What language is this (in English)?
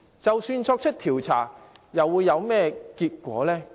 Cantonese